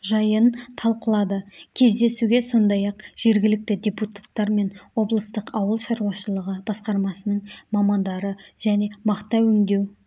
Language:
Kazakh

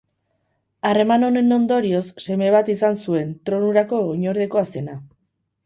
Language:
Basque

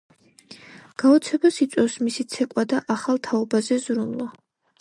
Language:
Georgian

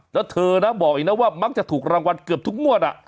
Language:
Thai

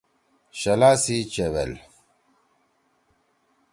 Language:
Torwali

